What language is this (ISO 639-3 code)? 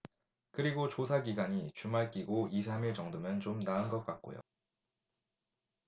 kor